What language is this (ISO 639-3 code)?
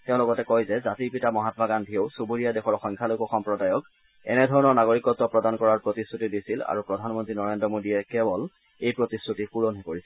asm